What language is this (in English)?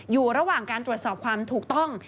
Thai